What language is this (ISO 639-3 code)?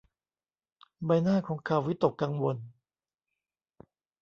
tha